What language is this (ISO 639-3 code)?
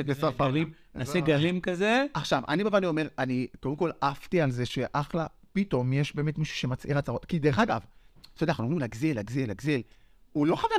heb